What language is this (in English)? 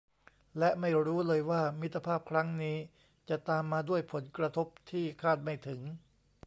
Thai